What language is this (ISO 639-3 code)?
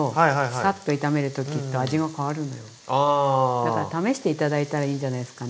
jpn